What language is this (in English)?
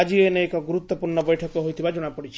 Odia